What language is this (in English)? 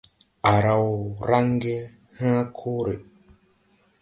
Tupuri